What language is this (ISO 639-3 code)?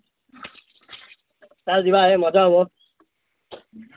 ori